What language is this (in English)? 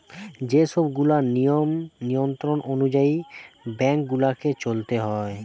Bangla